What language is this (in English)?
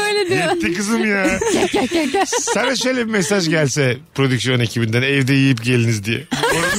Turkish